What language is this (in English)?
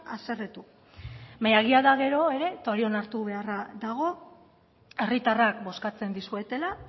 Basque